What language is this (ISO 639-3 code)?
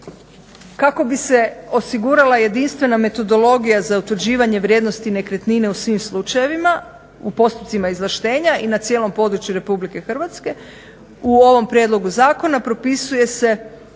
hrv